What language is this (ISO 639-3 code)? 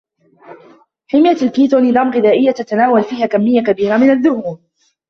ara